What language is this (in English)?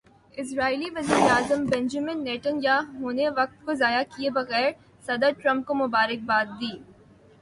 Urdu